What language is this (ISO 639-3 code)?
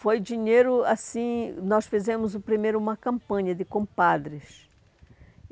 por